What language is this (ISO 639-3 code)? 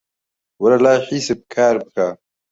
ckb